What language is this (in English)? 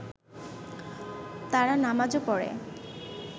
Bangla